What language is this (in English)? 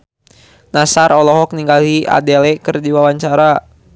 Sundanese